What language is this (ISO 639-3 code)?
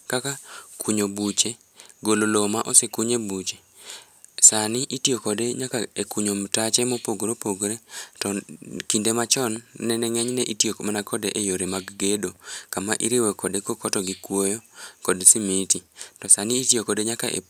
luo